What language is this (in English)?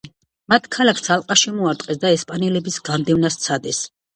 Georgian